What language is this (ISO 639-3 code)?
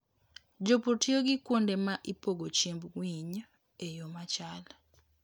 luo